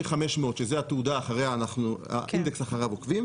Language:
Hebrew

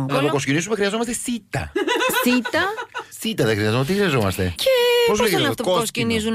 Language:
Greek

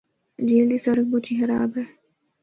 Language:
Northern Hindko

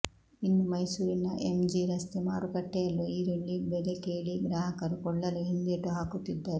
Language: Kannada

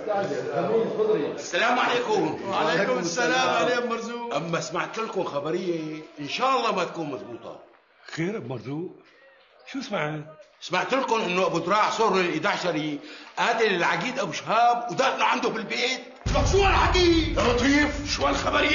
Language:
Arabic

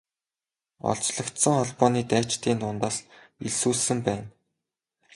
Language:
Mongolian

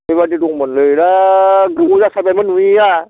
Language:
Bodo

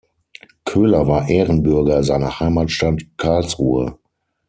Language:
German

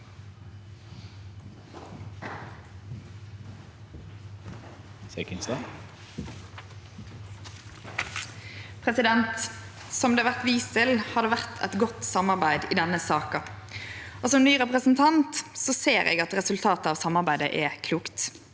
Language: Norwegian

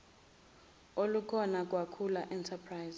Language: Zulu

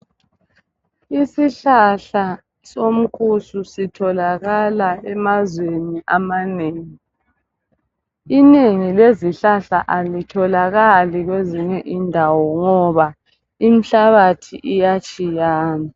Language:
North Ndebele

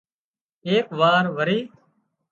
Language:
Wadiyara Koli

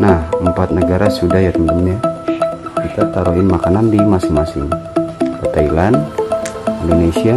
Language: Indonesian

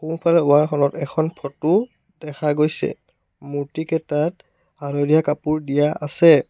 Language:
Assamese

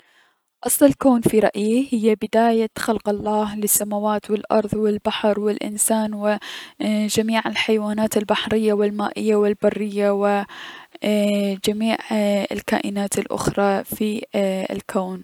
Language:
Mesopotamian Arabic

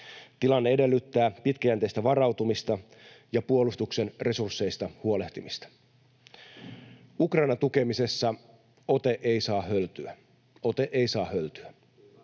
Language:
Finnish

